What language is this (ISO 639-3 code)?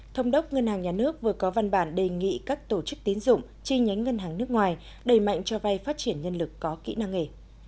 vie